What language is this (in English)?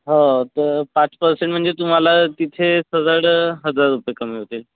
Marathi